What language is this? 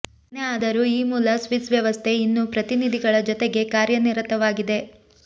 Kannada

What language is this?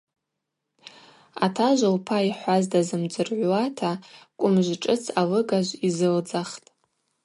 Abaza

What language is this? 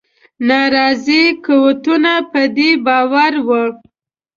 Pashto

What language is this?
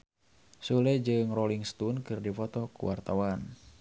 Sundanese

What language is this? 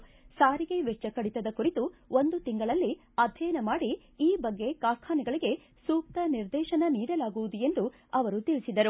Kannada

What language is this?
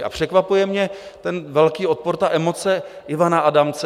Czech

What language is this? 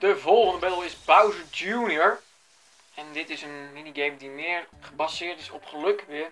Dutch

